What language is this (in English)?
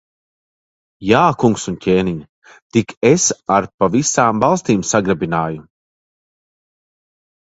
Latvian